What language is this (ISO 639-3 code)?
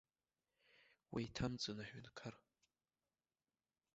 abk